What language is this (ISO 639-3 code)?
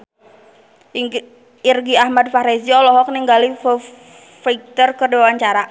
sun